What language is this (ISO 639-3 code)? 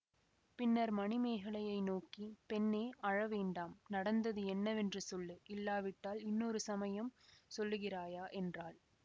tam